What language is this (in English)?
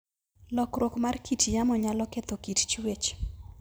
Luo (Kenya and Tanzania)